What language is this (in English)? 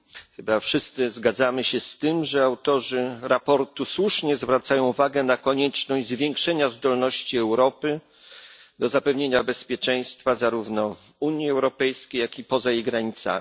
Polish